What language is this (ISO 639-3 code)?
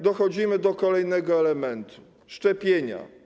pol